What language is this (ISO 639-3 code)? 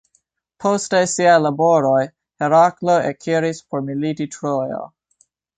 epo